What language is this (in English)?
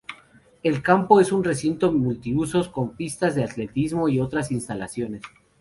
Spanish